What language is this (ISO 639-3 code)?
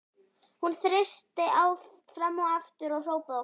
isl